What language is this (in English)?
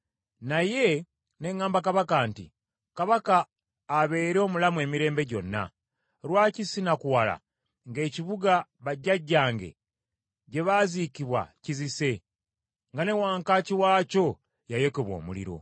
Ganda